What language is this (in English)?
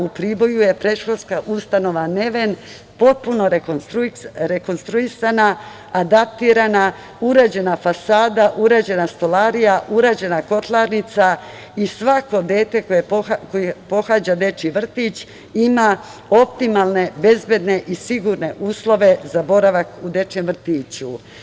Serbian